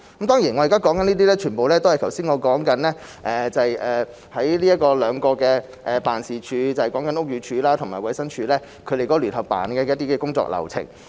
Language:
Cantonese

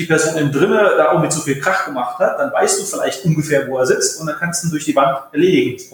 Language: German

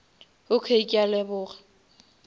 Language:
Northern Sotho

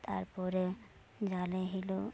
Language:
Santali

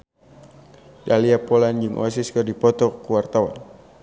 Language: Sundanese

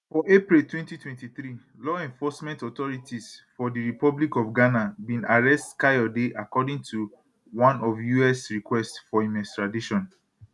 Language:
Nigerian Pidgin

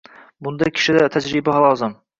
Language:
Uzbek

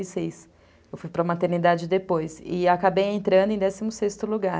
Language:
Portuguese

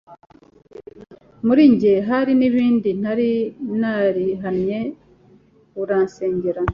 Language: Kinyarwanda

